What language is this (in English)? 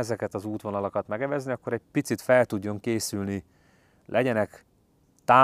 Hungarian